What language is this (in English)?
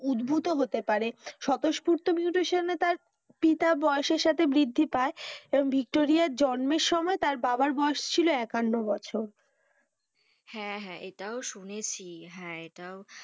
Bangla